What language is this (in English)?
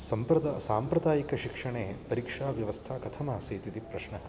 Sanskrit